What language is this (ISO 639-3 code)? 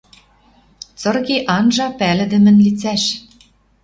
mrj